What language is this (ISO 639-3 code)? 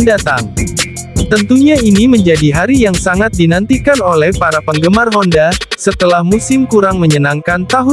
ind